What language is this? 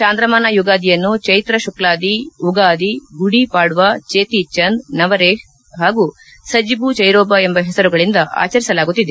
Kannada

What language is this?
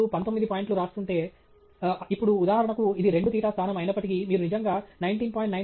Telugu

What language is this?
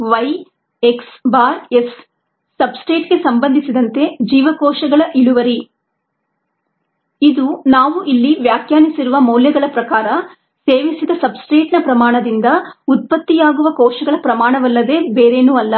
Kannada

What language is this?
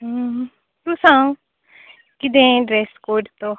Konkani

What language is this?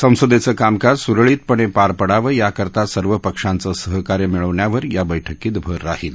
Marathi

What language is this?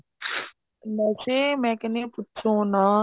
Punjabi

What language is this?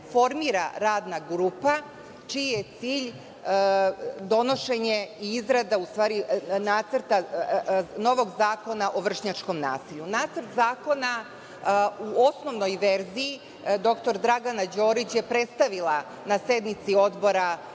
Serbian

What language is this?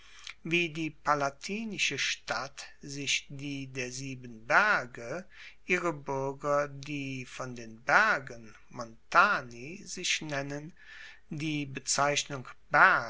German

